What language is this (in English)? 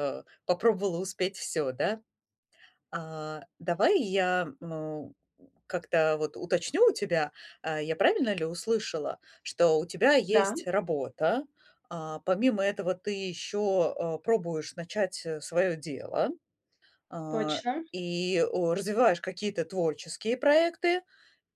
Russian